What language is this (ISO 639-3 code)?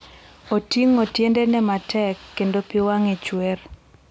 luo